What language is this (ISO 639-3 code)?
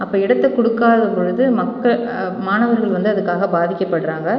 tam